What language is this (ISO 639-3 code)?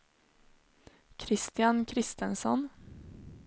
swe